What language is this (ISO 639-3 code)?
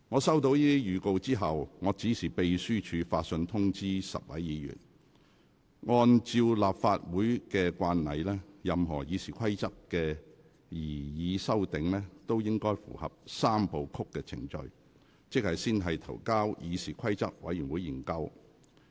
yue